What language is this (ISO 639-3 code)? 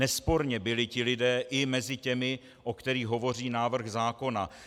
ces